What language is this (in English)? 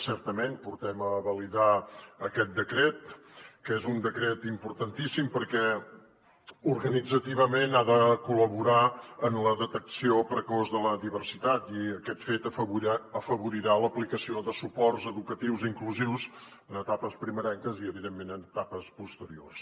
Catalan